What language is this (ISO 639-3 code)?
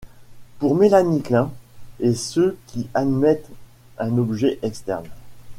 fra